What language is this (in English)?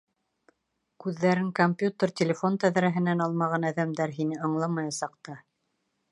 Bashkir